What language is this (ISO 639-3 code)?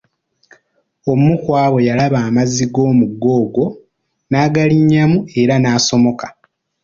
lug